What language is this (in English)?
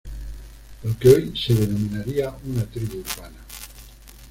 Spanish